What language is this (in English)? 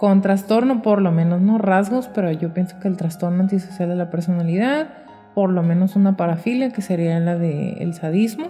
Spanish